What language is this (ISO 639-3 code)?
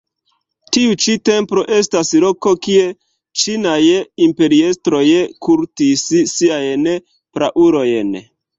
epo